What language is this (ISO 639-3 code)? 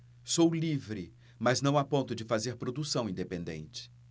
por